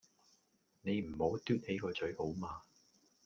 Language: Cantonese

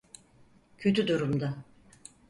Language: Turkish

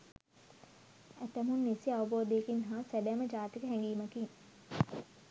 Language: Sinhala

